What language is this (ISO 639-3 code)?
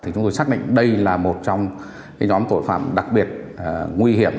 vie